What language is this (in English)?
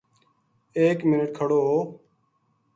Gujari